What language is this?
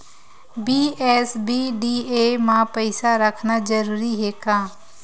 Chhattisgarhi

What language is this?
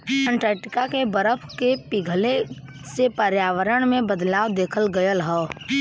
Bhojpuri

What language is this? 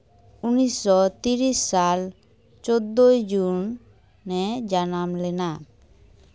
Santali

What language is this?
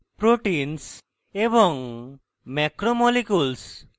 Bangla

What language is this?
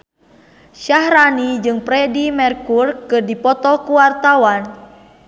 Sundanese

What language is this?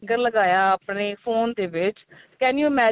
Punjabi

